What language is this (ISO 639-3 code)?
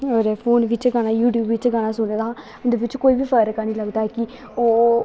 doi